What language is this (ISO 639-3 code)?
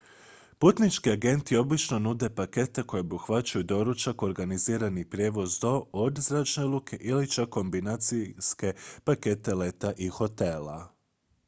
hrv